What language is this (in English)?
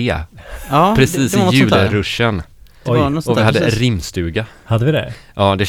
Swedish